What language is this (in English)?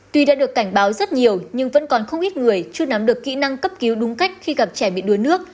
Vietnamese